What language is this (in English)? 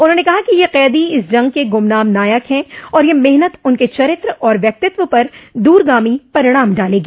Hindi